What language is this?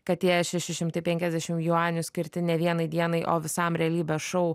Lithuanian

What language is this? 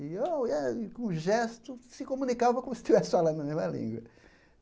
Portuguese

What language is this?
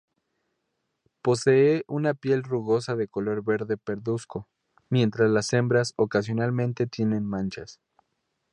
Spanish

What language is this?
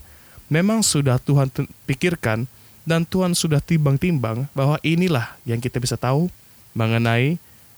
Indonesian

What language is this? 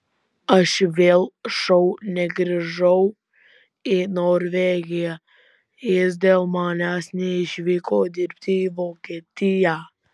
Lithuanian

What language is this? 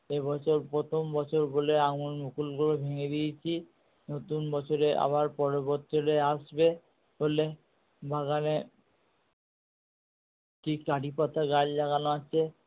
Bangla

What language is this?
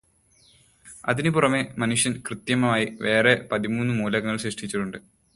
Malayalam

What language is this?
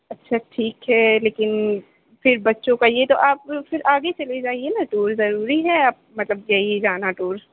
Urdu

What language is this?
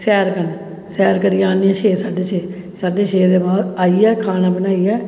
Dogri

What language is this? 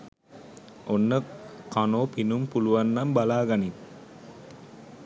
Sinhala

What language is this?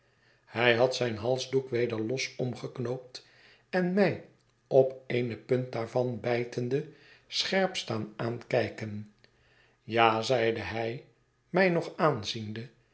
Dutch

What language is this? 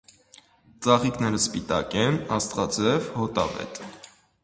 Armenian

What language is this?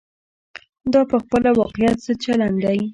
Pashto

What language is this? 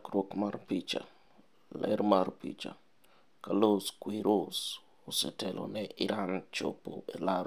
Luo (Kenya and Tanzania)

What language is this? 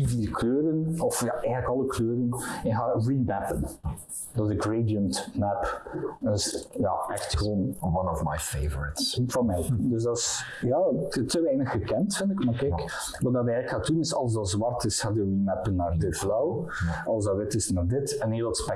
Dutch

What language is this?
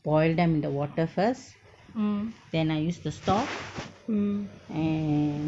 English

